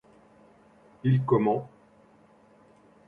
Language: French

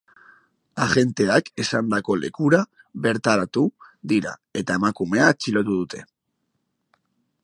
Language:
Basque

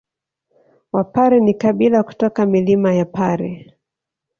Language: Swahili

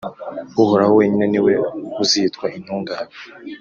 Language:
Kinyarwanda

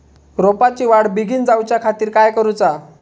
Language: Marathi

